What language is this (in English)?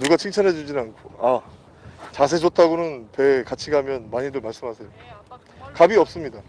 Korean